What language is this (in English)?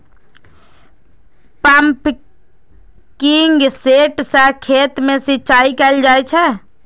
Maithili